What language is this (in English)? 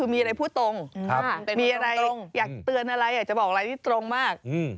Thai